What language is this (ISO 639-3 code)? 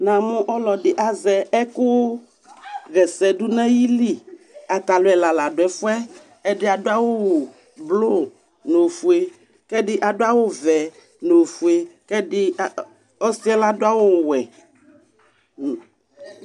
kpo